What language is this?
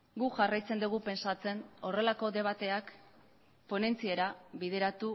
Basque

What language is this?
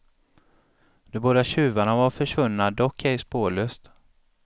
Swedish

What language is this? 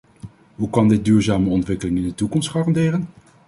Dutch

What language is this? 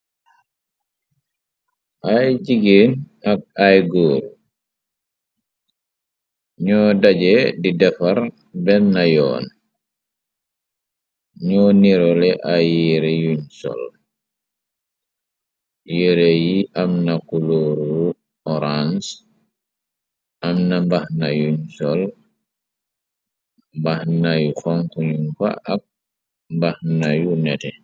Wolof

